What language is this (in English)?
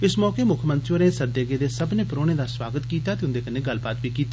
Dogri